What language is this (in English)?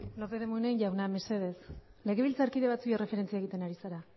Basque